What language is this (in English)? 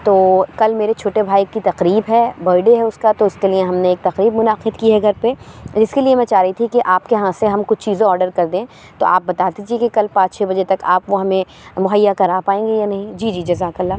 Urdu